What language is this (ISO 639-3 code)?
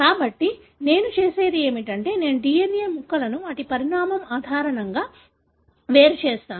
tel